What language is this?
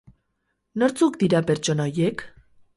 Basque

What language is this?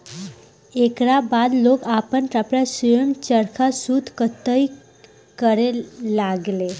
Bhojpuri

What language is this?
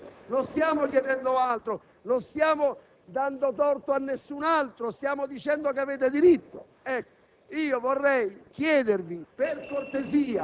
Italian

